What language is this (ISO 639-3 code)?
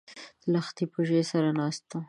pus